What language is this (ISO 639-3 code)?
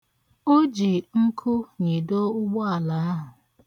ibo